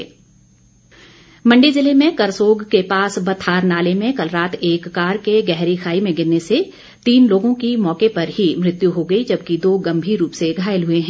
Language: Hindi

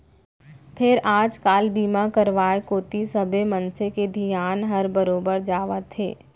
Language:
Chhattisgarhi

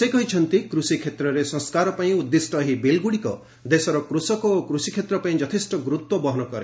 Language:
Odia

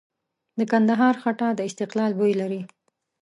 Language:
Pashto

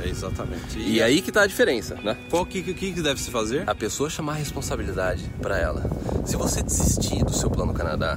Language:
Portuguese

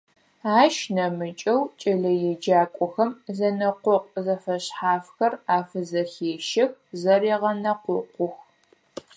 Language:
Adyghe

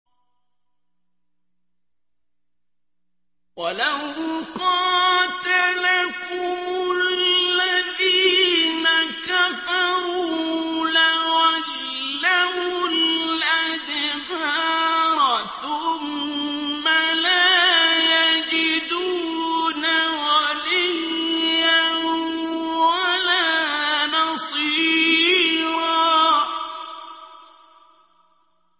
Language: Arabic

